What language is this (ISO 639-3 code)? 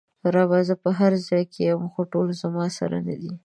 pus